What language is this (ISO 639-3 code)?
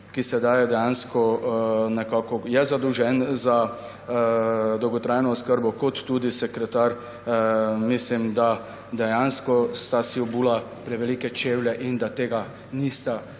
slv